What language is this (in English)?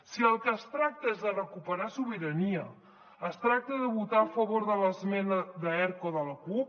Catalan